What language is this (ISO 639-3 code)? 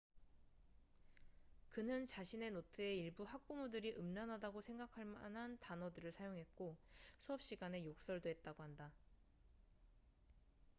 kor